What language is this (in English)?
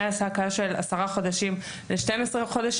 Hebrew